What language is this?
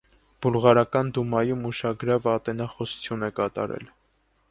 Armenian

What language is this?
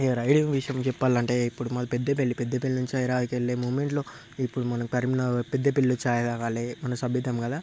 Telugu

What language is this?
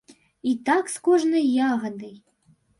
Belarusian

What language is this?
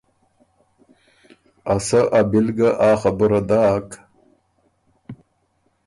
Ormuri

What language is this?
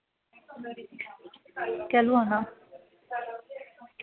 Dogri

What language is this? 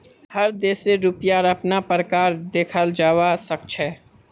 Magahi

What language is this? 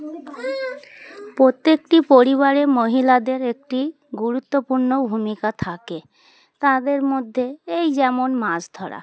Bangla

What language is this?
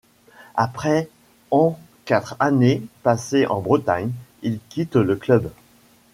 French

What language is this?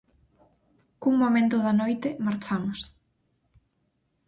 Galician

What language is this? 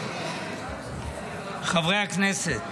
Hebrew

